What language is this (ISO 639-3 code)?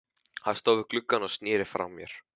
isl